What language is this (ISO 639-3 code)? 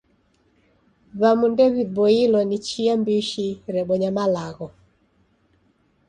dav